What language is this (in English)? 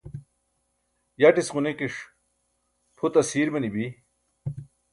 Burushaski